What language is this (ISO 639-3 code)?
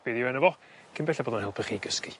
cym